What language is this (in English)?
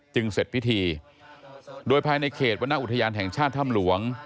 Thai